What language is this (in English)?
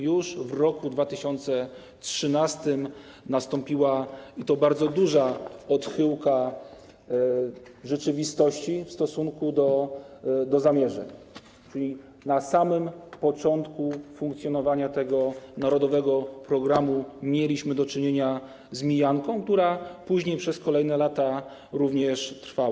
Polish